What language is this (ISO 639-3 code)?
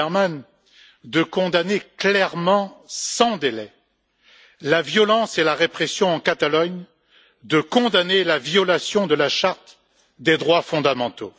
fra